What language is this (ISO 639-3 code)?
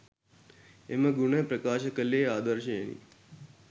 sin